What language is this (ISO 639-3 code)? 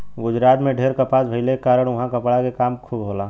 bho